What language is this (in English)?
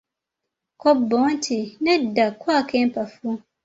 Ganda